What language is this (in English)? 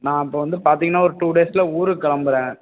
Tamil